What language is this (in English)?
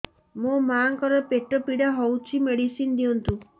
Odia